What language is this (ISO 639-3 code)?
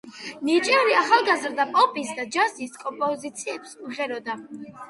kat